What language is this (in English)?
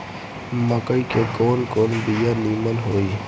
Bhojpuri